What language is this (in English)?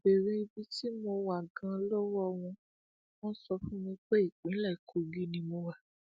Yoruba